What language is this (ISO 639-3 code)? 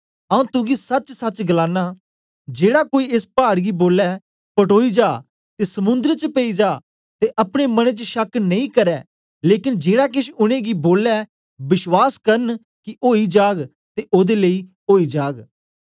doi